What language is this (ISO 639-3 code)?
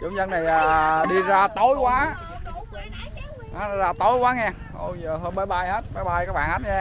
vie